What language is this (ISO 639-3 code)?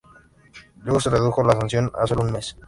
spa